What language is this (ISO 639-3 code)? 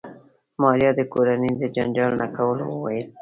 pus